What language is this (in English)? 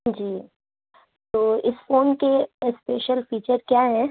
Urdu